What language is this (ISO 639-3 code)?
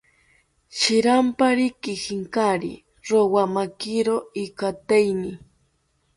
cpy